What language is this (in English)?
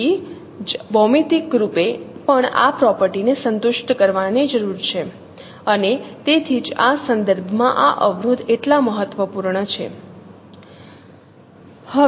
Gujarati